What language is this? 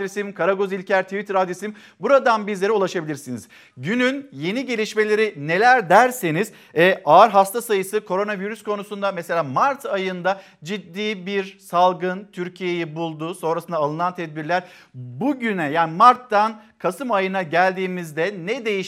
Turkish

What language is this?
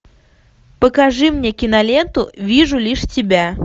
Russian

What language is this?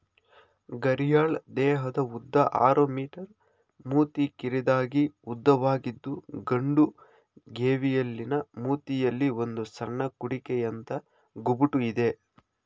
Kannada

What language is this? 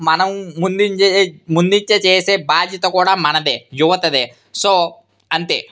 Telugu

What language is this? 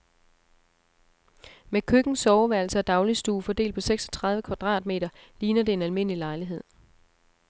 Danish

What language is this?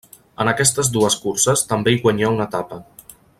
Catalan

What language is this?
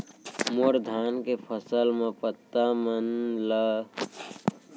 Chhattisgarhi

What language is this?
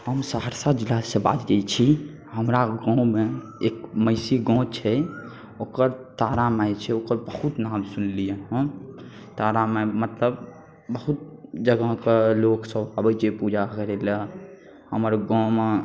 Maithili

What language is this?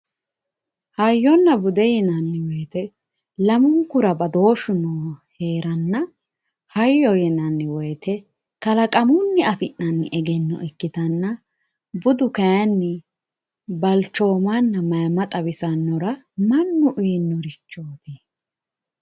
Sidamo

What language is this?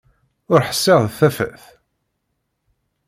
Kabyle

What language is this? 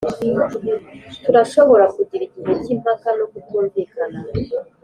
Kinyarwanda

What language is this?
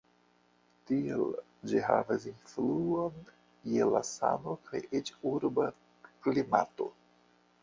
Esperanto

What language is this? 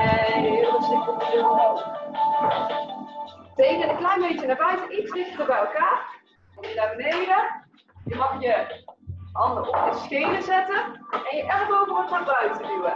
Dutch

